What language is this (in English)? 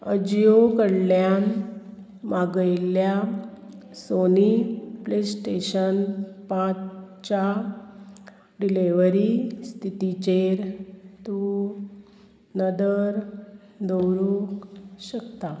Konkani